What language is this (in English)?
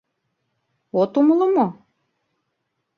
Mari